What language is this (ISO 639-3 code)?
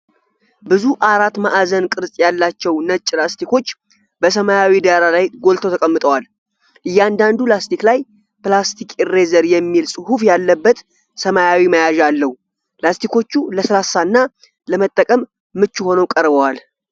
amh